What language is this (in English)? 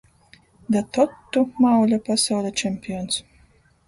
Latgalian